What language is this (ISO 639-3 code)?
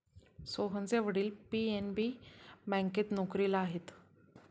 mar